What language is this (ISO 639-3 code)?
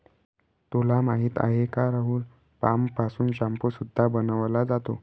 mar